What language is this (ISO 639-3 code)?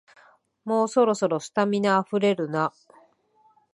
jpn